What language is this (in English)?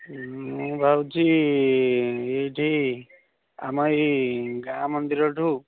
Odia